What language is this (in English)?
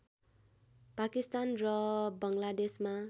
Nepali